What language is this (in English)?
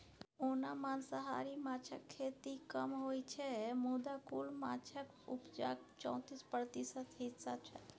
Maithili